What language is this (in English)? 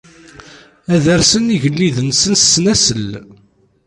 Kabyle